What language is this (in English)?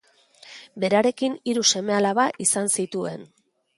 Basque